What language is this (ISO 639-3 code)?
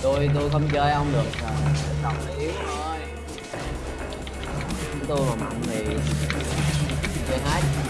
vie